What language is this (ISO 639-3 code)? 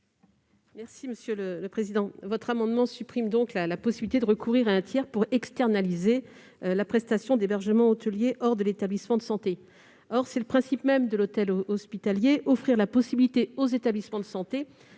fra